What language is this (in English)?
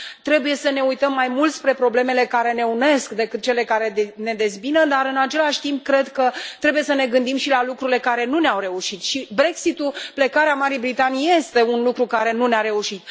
Romanian